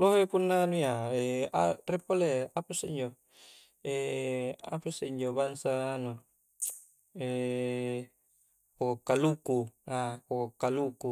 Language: Coastal Konjo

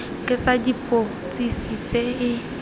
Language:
Tswana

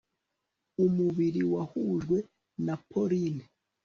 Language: Kinyarwanda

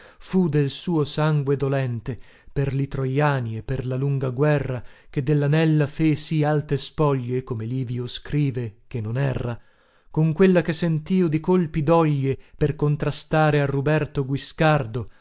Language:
Italian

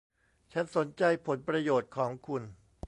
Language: Thai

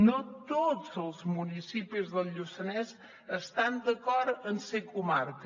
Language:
Catalan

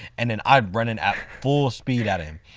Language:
English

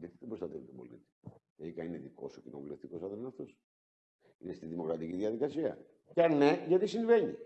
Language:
Greek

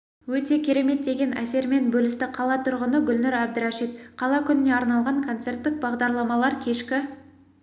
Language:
Kazakh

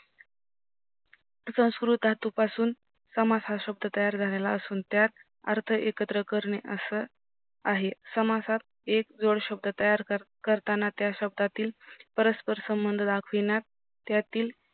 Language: Marathi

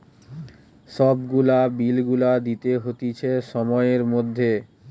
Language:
Bangla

